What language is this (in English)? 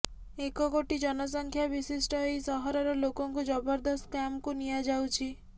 Odia